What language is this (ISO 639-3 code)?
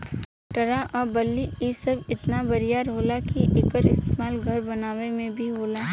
bho